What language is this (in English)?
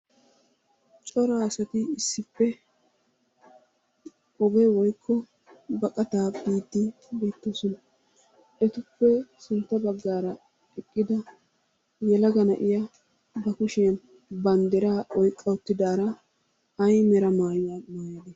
Wolaytta